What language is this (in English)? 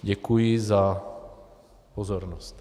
Czech